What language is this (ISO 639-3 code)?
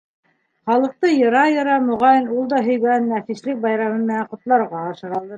bak